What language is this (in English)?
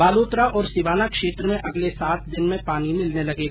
Hindi